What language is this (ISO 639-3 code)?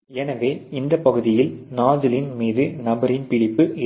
tam